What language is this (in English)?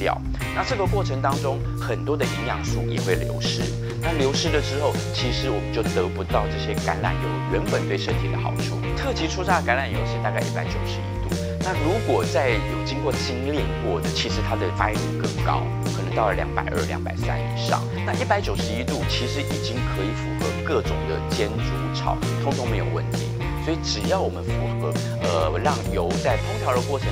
Chinese